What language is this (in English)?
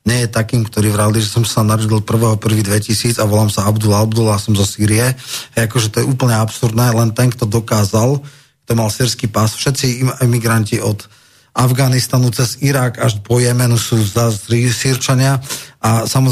Slovak